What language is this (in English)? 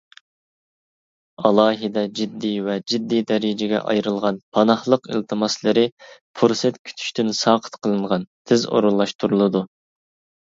Uyghur